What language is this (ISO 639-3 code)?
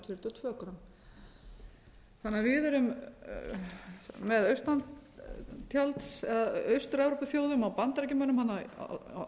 isl